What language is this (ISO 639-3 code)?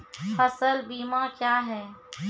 mai